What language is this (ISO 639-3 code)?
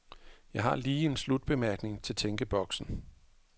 dan